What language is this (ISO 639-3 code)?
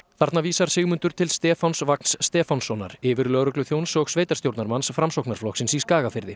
isl